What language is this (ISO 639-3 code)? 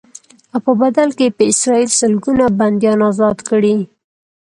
pus